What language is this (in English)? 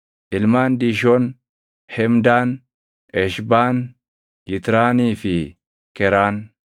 Oromo